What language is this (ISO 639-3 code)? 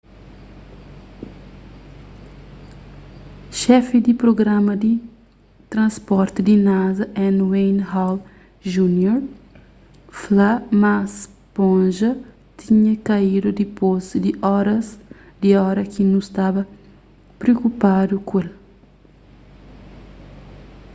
kea